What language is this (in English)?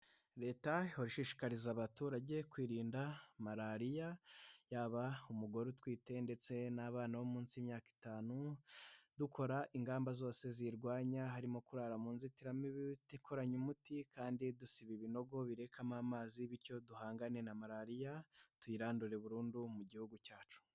Kinyarwanda